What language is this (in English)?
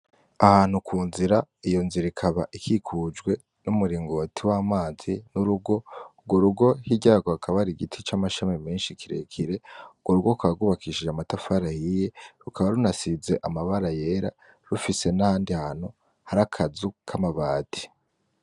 Rundi